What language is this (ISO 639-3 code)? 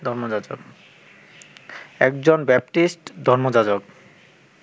ben